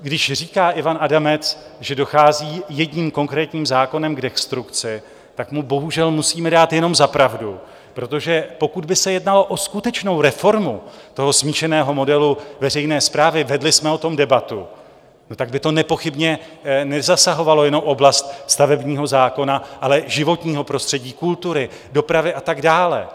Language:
Czech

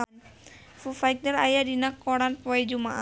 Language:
Sundanese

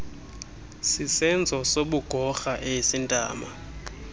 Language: Xhosa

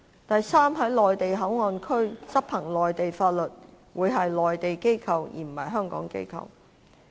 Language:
Cantonese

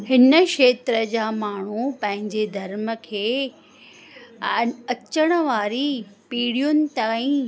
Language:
Sindhi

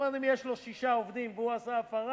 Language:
Hebrew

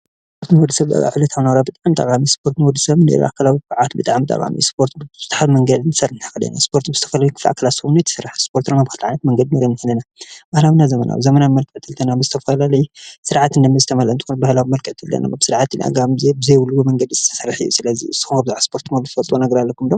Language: Tigrinya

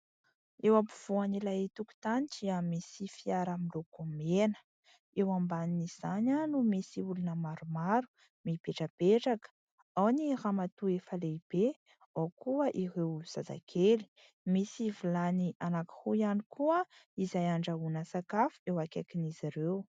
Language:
Malagasy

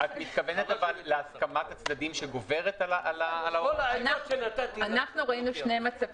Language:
Hebrew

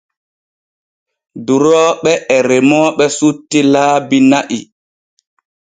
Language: Borgu Fulfulde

